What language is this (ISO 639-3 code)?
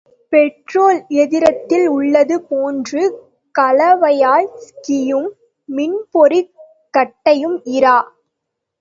tam